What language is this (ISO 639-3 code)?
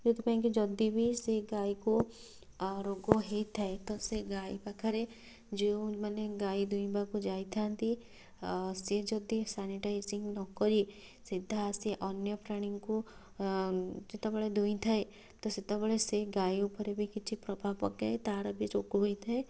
ori